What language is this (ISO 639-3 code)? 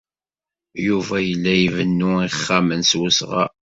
kab